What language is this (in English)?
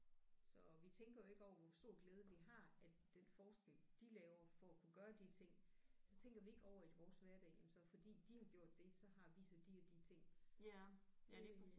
Danish